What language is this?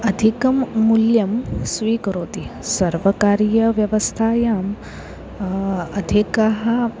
Sanskrit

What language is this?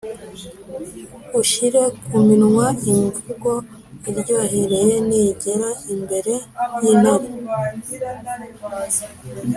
Kinyarwanda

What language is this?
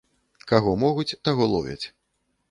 Belarusian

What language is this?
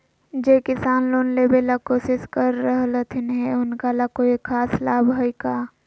Magahi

